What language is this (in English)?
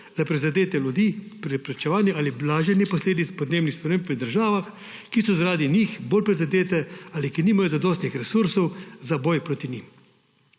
Slovenian